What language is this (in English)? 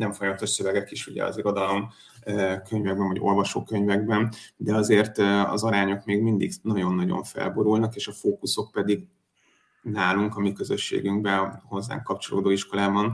Hungarian